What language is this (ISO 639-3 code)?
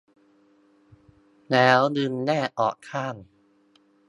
tha